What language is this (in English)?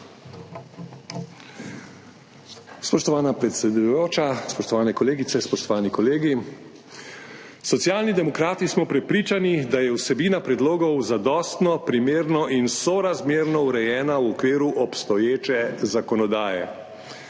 Slovenian